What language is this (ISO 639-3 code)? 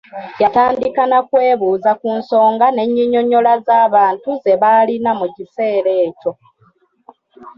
lug